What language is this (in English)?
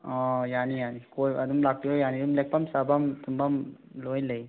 Manipuri